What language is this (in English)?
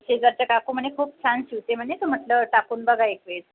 Marathi